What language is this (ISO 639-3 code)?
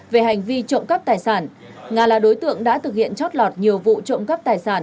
vie